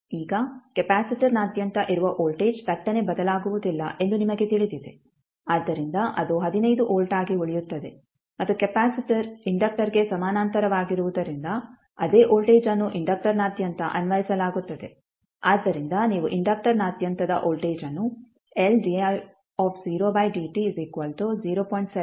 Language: Kannada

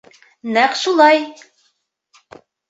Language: Bashkir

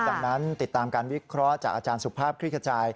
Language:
Thai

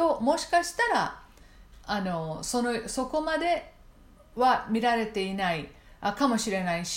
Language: Japanese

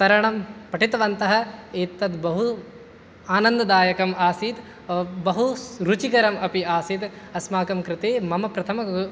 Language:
Sanskrit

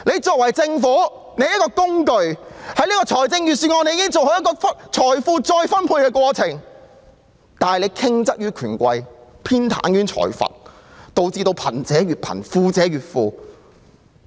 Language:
Cantonese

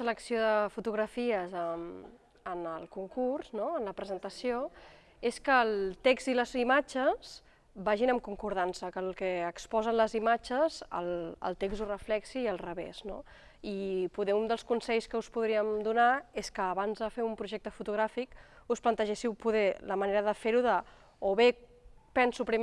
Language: Catalan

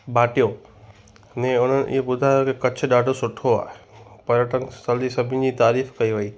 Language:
Sindhi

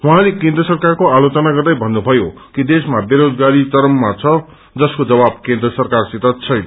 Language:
Nepali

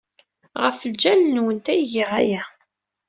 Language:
Kabyle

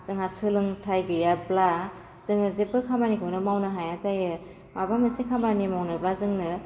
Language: Bodo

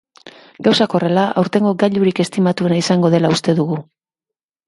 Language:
Basque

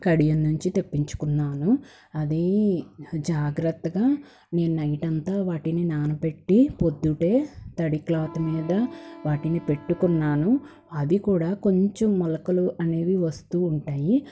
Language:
Telugu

